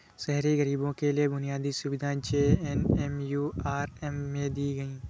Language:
Hindi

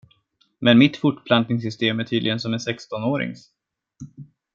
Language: Swedish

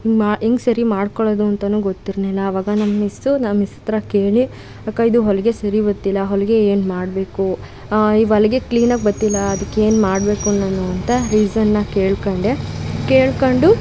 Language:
Kannada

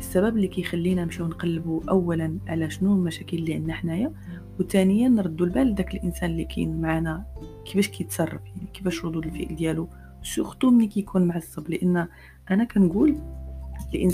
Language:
Arabic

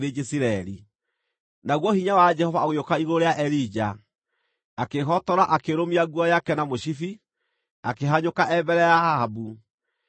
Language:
Kikuyu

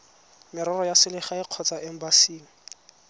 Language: Tswana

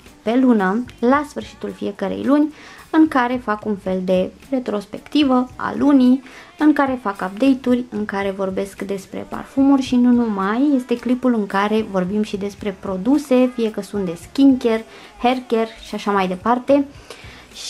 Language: Romanian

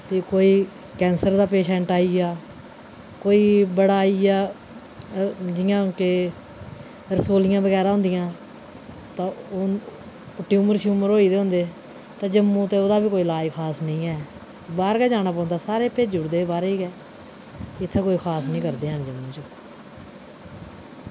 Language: Dogri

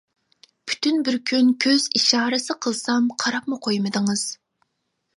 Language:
Uyghur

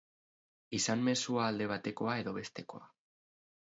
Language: Basque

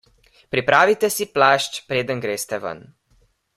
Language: Slovenian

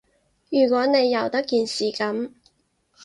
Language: Cantonese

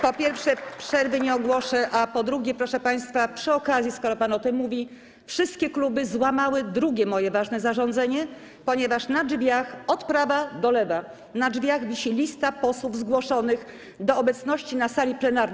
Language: Polish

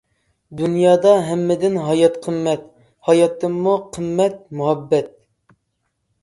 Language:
Uyghur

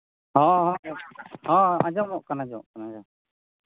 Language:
Santali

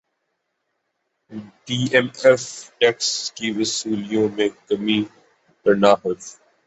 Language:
Urdu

